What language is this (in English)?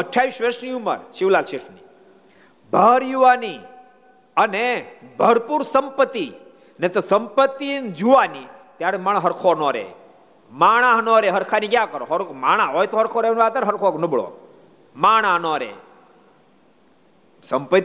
Gujarati